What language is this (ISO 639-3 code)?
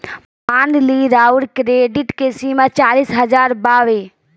bho